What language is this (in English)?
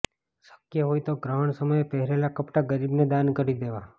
Gujarati